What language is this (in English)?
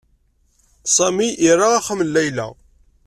Kabyle